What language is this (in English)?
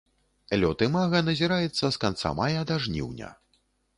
Belarusian